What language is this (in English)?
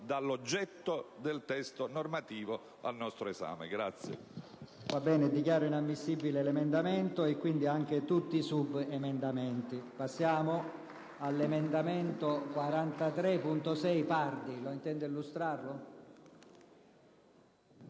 Italian